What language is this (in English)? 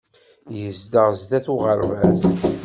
Kabyle